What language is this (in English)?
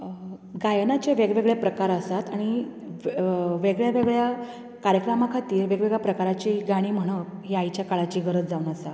Konkani